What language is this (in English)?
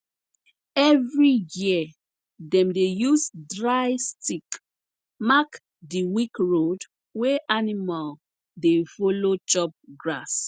Nigerian Pidgin